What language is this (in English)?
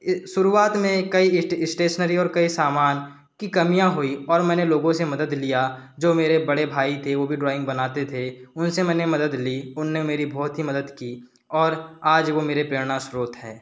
Hindi